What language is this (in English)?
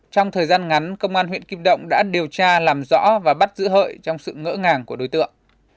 Vietnamese